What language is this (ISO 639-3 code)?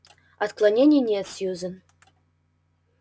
rus